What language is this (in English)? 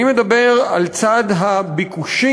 Hebrew